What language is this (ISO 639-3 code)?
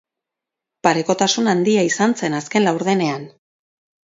eus